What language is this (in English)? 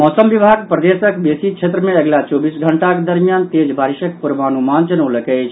Maithili